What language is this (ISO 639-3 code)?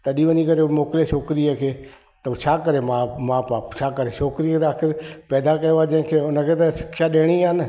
snd